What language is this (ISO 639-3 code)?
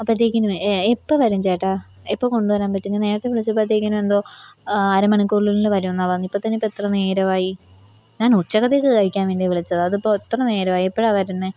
mal